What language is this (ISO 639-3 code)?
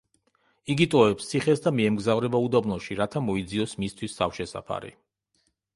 kat